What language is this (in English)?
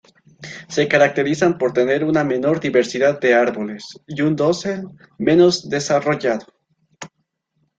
Spanish